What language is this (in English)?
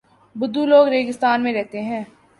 Urdu